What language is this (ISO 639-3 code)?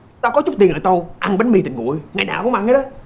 vie